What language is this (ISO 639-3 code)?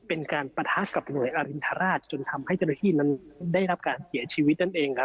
tha